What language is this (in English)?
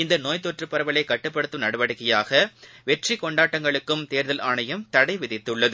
Tamil